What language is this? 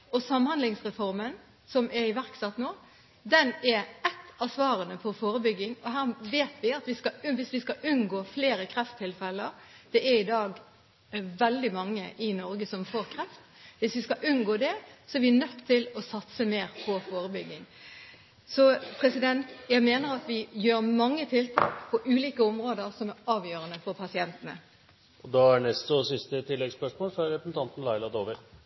Norwegian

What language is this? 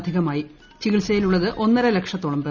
Malayalam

